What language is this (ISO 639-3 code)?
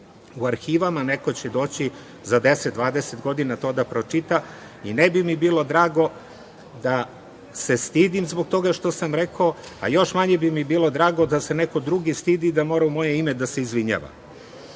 srp